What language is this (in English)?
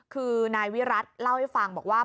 Thai